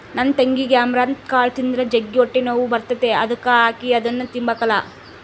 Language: Kannada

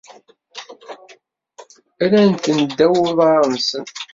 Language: Kabyle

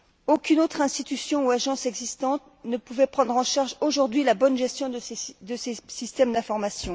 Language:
French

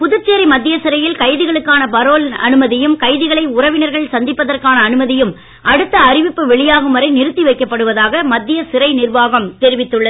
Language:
Tamil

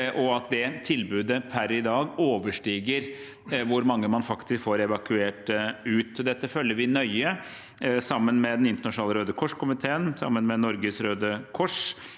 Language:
Norwegian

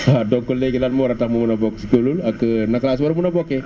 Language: Wolof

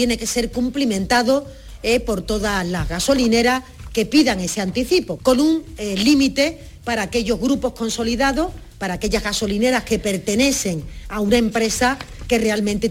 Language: Spanish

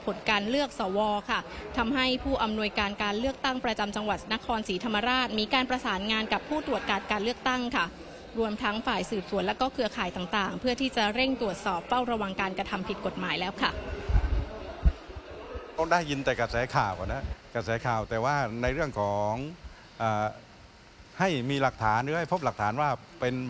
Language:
Thai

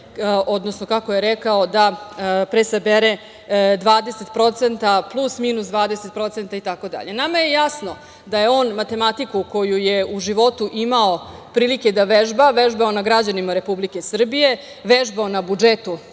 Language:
Serbian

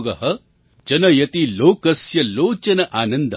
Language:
Gujarati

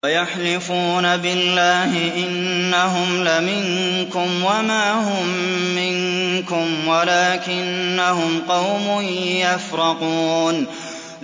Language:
Arabic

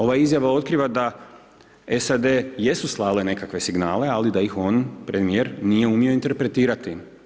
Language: Croatian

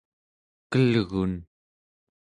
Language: Central Yupik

